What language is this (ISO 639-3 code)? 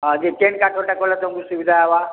ori